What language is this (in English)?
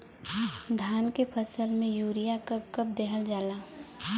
Bhojpuri